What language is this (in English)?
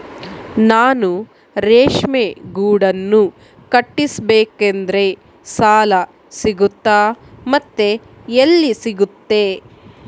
Kannada